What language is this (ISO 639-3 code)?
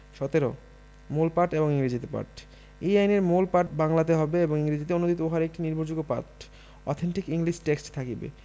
ben